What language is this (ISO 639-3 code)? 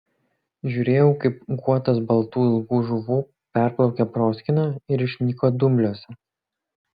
lit